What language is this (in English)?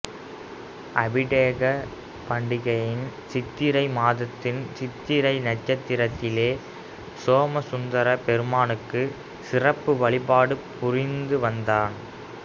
Tamil